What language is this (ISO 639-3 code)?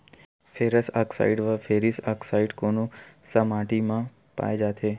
hne